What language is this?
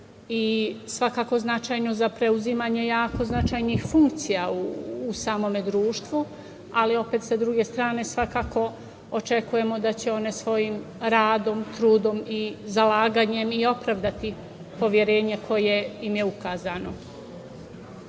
Serbian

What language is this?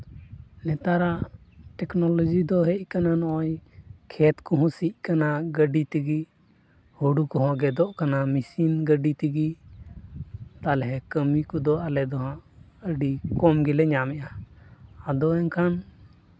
Santali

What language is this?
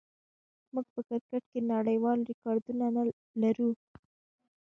Pashto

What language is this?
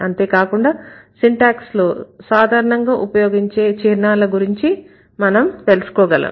Telugu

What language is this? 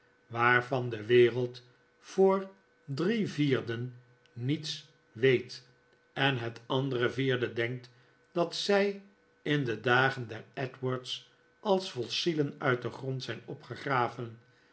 Dutch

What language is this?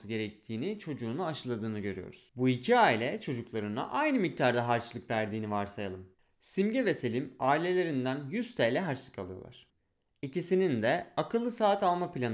Turkish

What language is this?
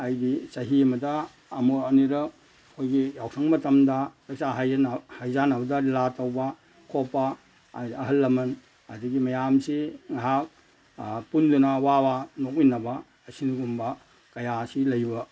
Manipuri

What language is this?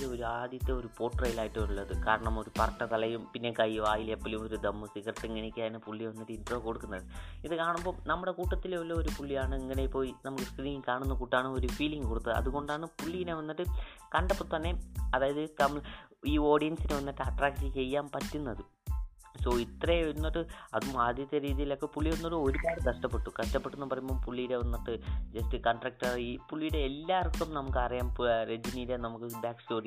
Malayalam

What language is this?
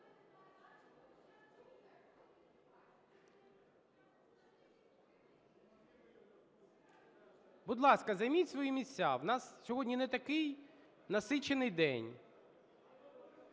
Ukrainian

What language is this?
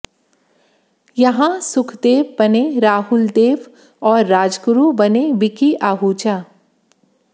Hindi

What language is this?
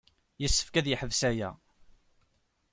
Kabyle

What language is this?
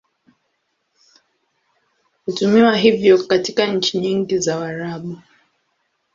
Swahili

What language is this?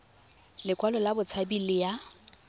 Tswana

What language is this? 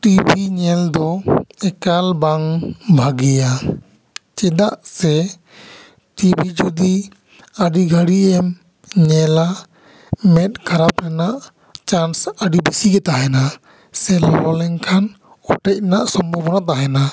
Santali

